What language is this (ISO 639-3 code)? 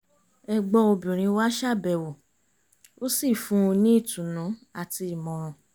yor